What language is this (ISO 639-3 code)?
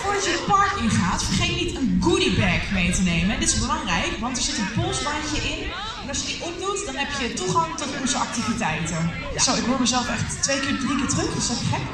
nld